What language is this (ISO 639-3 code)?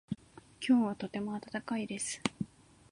jpn